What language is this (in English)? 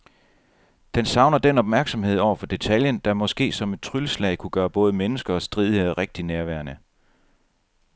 Danish